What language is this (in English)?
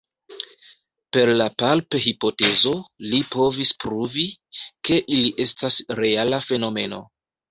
Esperanto